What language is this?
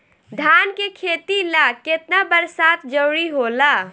Bhojpuri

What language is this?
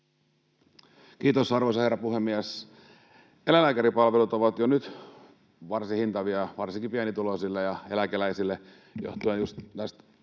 Finnish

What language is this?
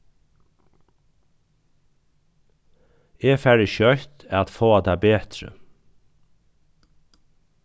Faroese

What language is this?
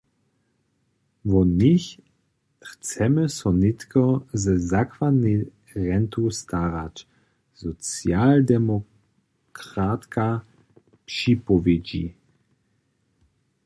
Upper Sorbian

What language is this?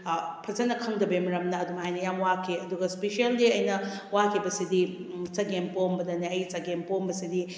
Manipuri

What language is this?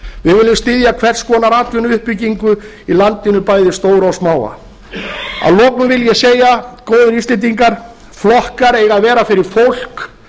Icelandic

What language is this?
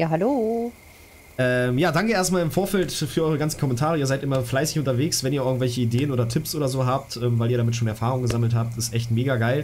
German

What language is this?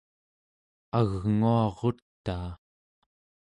Central Yupik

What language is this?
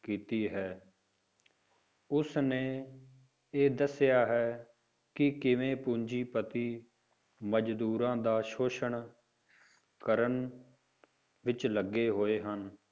Punjabi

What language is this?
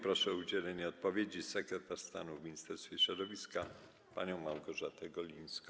Polish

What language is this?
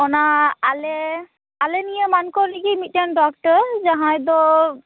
Santali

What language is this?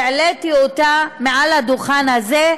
Hebrew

